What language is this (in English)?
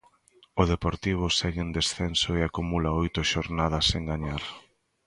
Galician